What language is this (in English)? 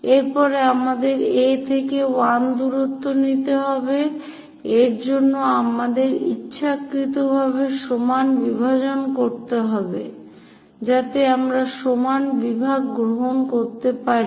Bangla